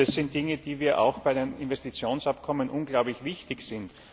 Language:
German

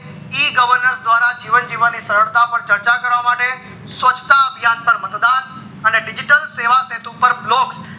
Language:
Gujarati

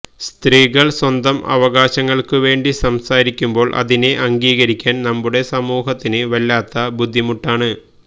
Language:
Malayalam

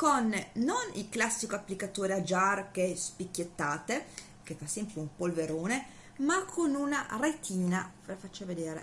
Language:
Italian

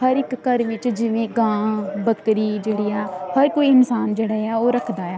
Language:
Punjabi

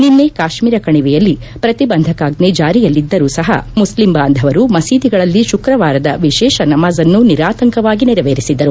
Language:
Kannada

